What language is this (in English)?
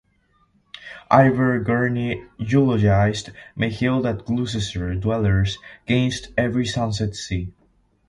English